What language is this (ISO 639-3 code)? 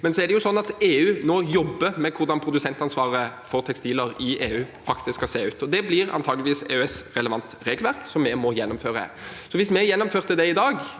nor